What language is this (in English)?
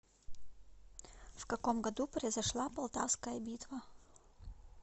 Russian